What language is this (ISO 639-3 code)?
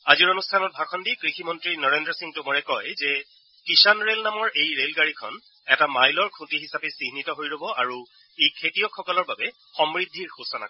asm